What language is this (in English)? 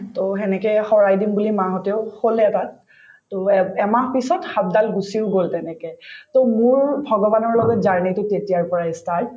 Assamese